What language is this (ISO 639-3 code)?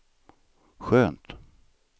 swe